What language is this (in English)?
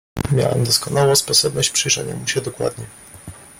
Polish